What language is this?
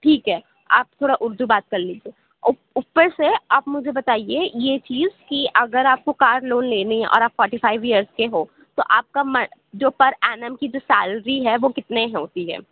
Urdu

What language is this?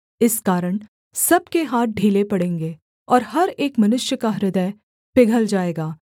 Hindi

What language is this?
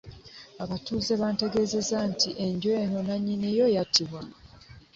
Ganda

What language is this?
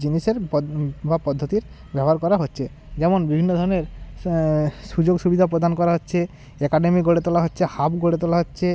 Bangla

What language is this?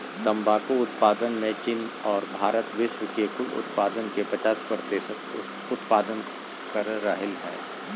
Magahi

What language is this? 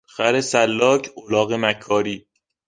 Persian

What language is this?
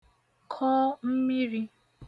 Igbo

